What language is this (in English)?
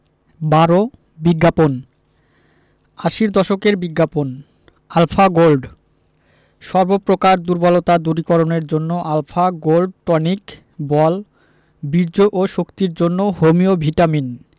Bangla